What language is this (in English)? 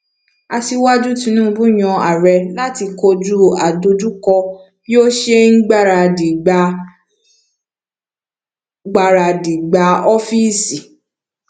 Yoruba